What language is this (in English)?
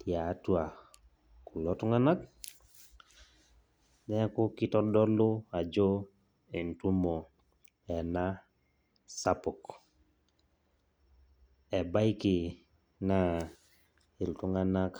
Masai